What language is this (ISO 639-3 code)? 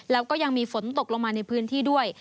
tha